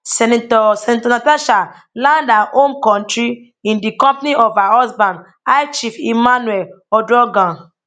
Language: Nigerian Pidgin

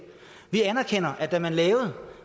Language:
Danish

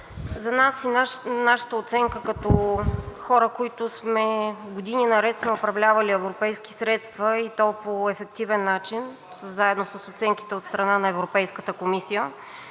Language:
Bulgarian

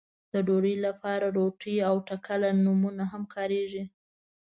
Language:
Pashto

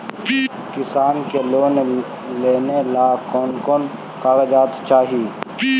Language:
Magahi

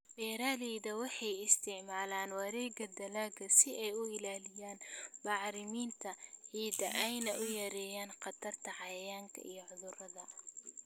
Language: Somali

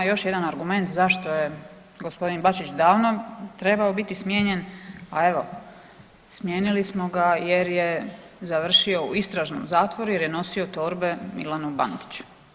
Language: Croatian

